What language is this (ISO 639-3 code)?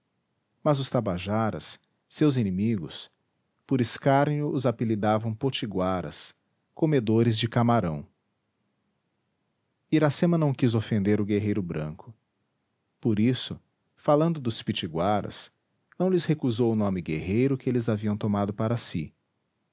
por